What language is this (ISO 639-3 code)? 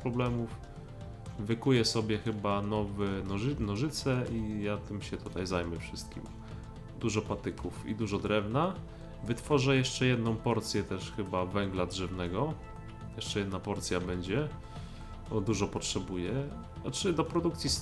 pol